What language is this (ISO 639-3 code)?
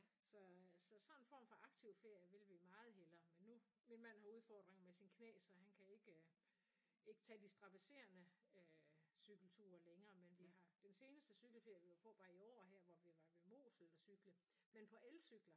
dan